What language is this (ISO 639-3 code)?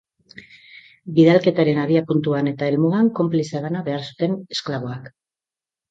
eus